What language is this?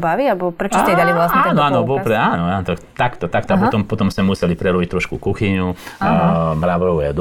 Slovak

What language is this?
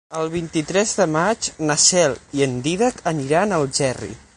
Catalan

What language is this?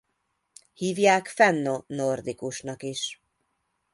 Hungarian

